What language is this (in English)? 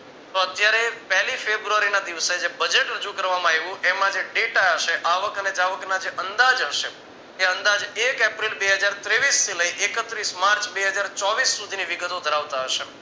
Gujarati